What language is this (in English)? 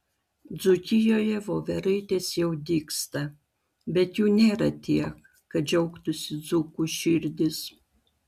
Lithuanian